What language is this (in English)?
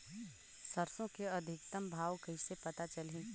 Chhattisgarhi